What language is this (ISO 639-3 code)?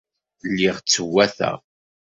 kab